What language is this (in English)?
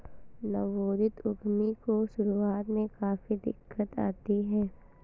Hindi